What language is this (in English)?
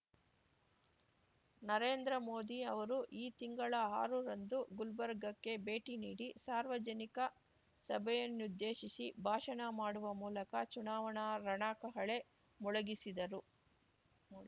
Kannada